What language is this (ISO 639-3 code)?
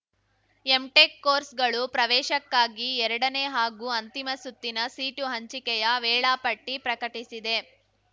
kan